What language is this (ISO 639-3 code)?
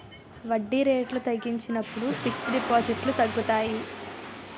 tel